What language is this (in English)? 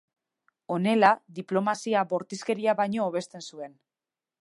Basque